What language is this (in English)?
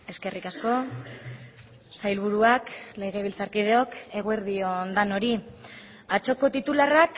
Basque